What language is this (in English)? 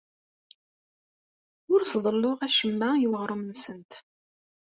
Kabyle